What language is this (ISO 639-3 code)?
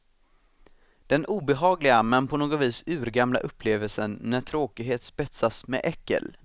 swe